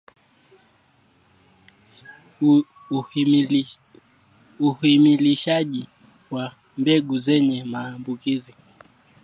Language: Swahili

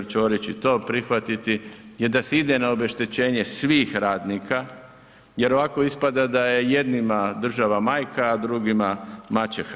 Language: Croatian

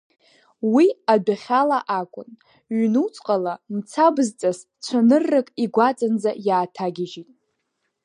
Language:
Abkhazian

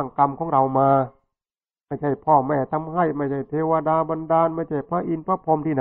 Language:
Thai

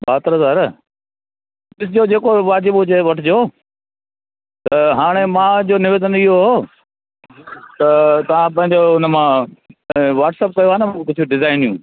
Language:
Sindhi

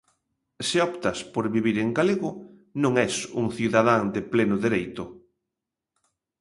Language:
Galician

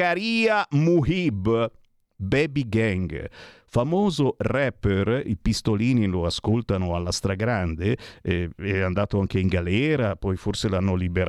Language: Italian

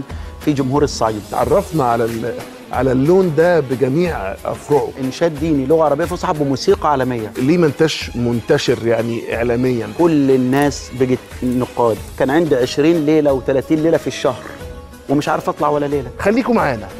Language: Arabic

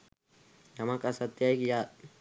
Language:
Sinhala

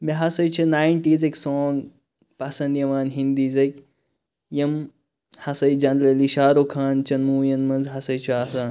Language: Kashmiri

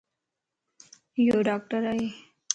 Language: Lasi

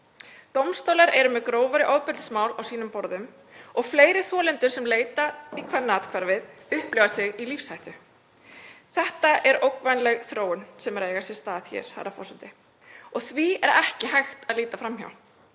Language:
Icelandic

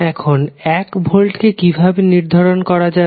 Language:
Bangla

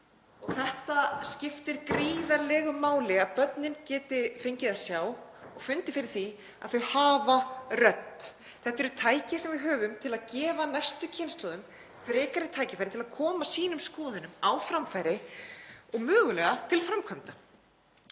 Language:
Icelandic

